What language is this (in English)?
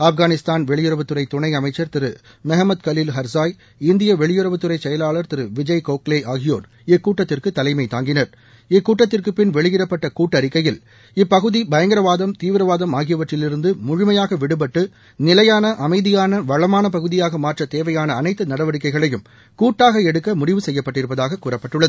Tamil